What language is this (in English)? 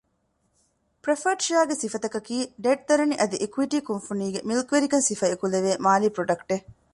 Divehi